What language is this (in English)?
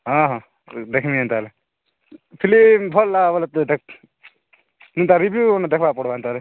Odia